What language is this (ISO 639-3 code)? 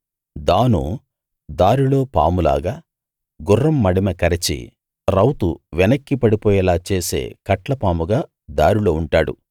tel